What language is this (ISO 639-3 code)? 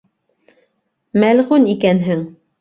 bak